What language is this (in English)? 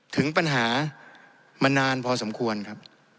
Thai